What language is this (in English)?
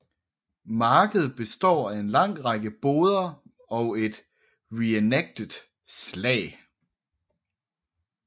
Danish